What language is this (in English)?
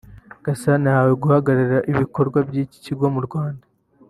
Kinyarwanda